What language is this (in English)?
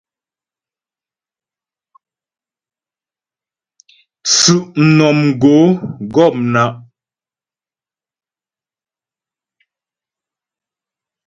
Ghomala